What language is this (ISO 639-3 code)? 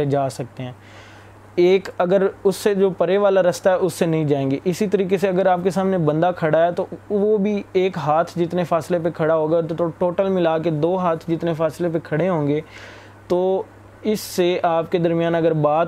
urd